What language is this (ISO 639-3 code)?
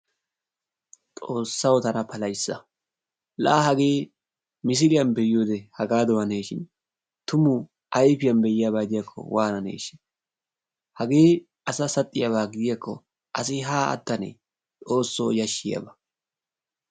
wal